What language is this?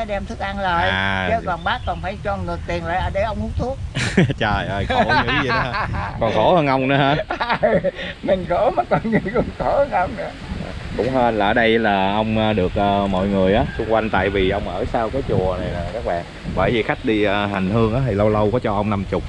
Vietnamese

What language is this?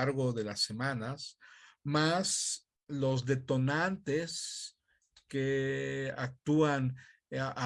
Spanish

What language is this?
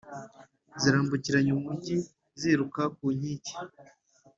Kinyarwanda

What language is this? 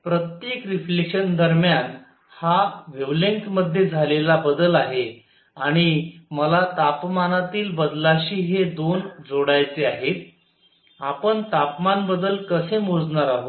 Marathi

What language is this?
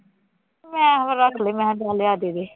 Punjabi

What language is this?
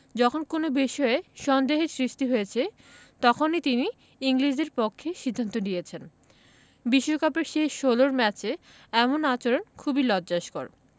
Bangla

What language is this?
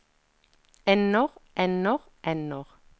Norwegian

